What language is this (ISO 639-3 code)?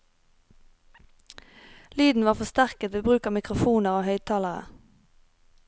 nor